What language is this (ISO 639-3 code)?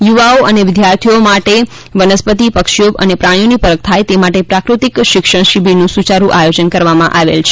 guj